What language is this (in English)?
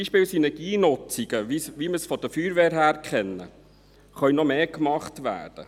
Swiss German